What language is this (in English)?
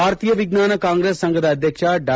Kannada